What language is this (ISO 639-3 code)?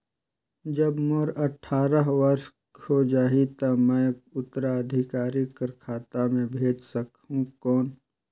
hne